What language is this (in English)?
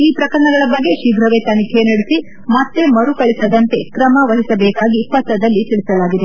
Kannada